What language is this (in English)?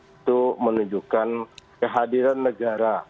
Indonesian